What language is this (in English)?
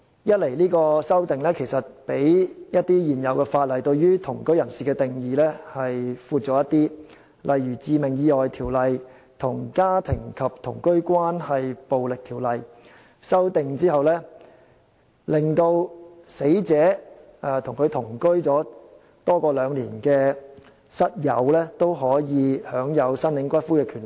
Cantonese